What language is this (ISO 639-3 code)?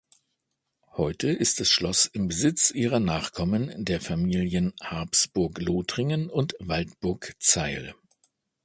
deu